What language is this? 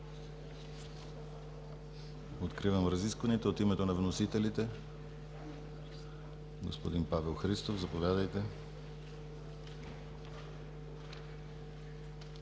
Bulgarian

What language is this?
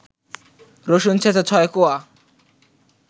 Bangla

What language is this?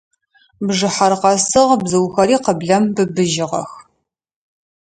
Adyghe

